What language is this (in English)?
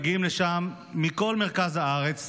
Hebrew